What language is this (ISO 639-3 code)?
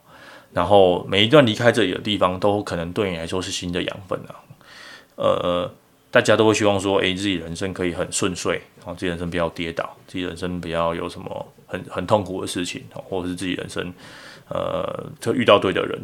zho